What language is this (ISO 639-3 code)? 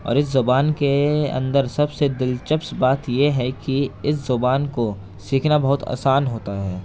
urd